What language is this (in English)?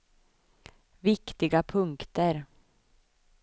Swedish